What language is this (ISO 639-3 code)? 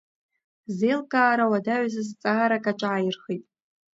abk